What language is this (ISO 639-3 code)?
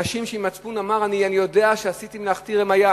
heb